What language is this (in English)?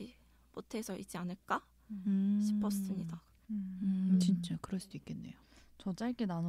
Korean